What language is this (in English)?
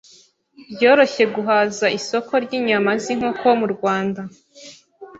Kinyarwanda